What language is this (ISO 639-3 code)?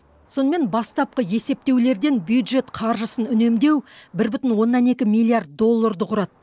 kaz